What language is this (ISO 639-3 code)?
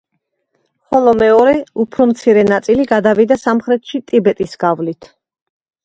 kat